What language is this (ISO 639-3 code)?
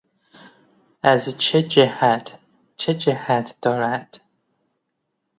fas